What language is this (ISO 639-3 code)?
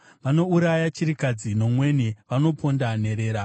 sna